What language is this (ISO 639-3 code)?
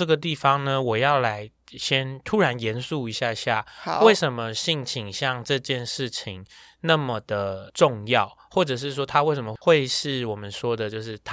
zho